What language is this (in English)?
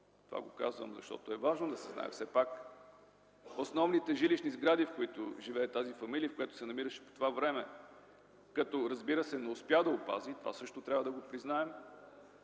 Bulgarian